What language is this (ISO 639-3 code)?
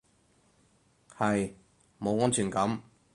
yue